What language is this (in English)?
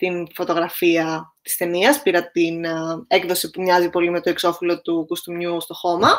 Greek